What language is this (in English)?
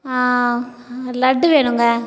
Tamil